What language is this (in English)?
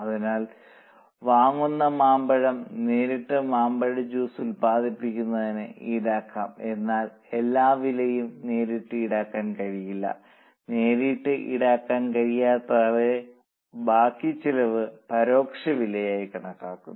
Malayalam